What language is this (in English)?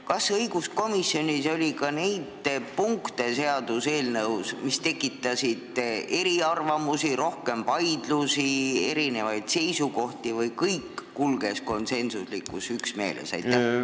Estonian